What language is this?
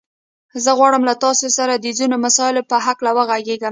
Pashto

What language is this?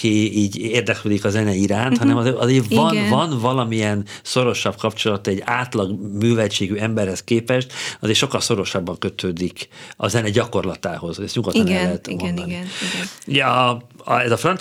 Hungarian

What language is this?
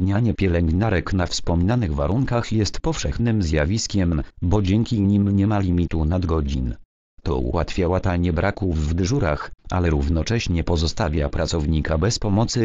Polish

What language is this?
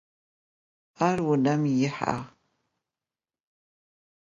Adyghe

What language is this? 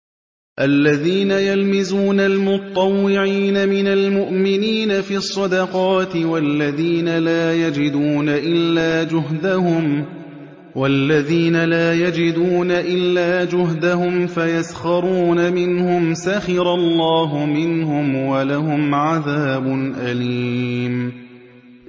Arabic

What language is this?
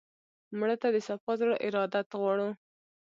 Pashto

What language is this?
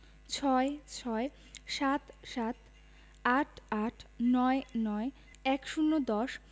Bangla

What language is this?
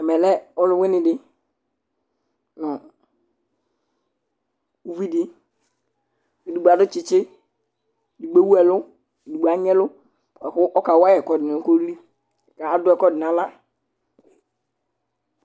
Ikposo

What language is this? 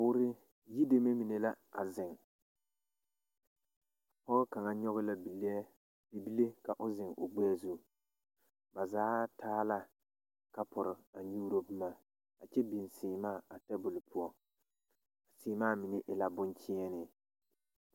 Southern Dagaare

